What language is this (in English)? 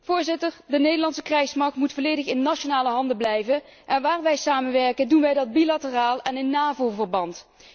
Dutch